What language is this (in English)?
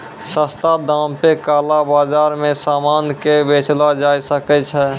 Maithili